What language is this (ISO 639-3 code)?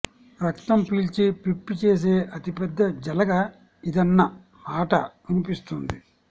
tel